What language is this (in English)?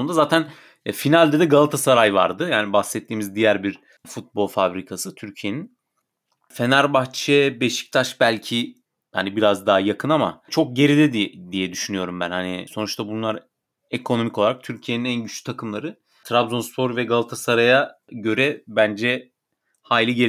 Turkish